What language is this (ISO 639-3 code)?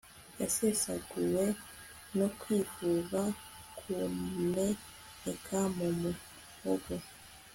kin